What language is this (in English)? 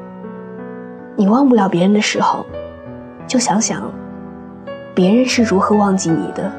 Chinese